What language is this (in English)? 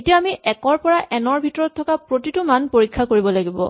Assamese